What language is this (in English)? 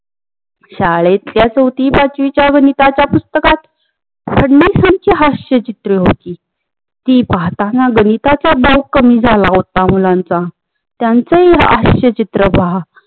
Marathi